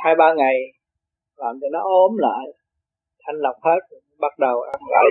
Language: Vietnamese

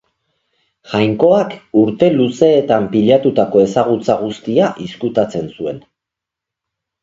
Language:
Basque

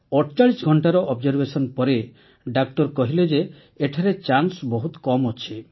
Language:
Odia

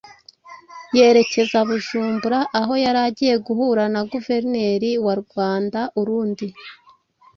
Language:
Kinyarwanda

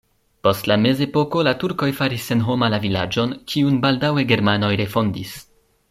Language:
Esperanto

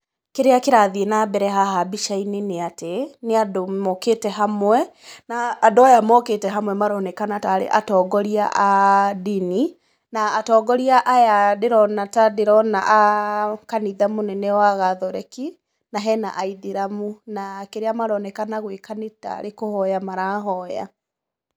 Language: Kikuyu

